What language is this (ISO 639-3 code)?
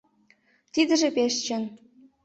chm